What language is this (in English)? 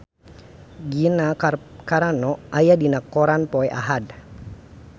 Sundanese